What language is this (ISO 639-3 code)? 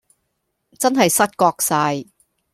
yue